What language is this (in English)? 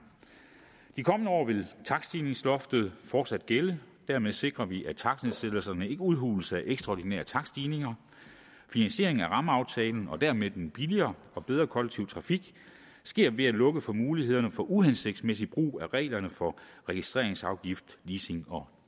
Danish